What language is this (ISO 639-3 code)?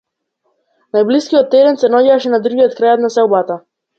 mkd